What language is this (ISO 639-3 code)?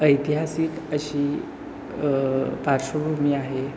mar